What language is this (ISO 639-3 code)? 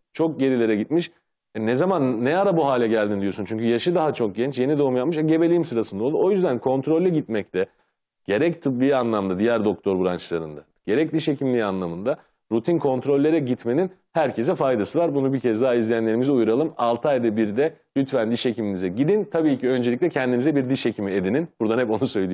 tur